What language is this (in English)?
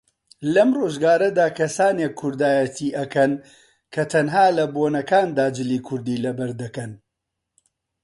Central Kurdish